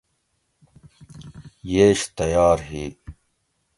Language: Gawri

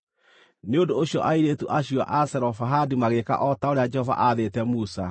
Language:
Kikuyu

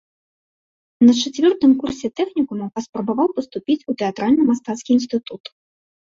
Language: Belarusian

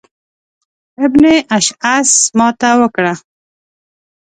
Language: Pashto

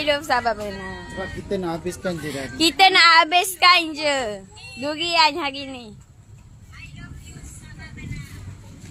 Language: Malay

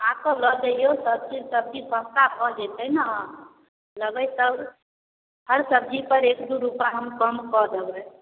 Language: Maithili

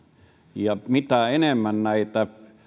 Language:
Finnish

